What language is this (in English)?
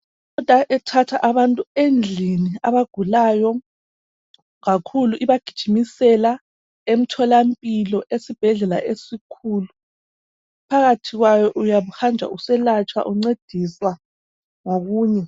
North Ndebele